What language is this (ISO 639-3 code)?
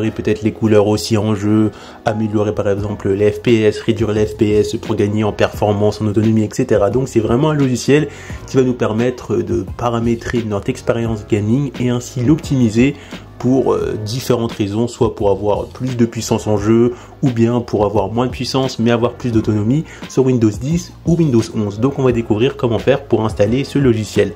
fra